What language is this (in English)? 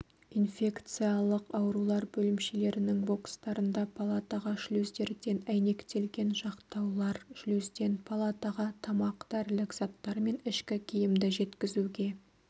Kazakh